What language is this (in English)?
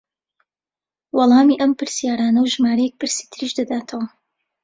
Central Kurdish